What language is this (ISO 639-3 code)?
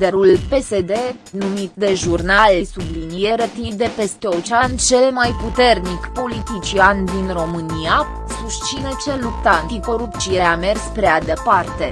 ron